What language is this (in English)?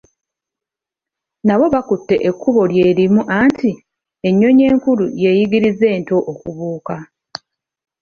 Ganda